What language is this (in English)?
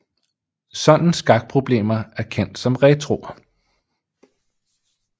Danish